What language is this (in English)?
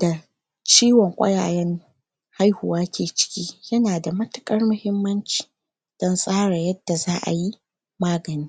Hausa